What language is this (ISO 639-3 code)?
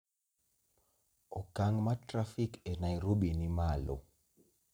luo